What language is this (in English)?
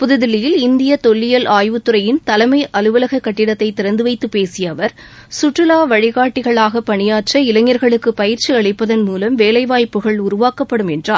Tamil